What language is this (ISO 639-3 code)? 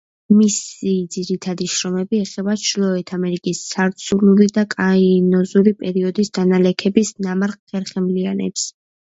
kat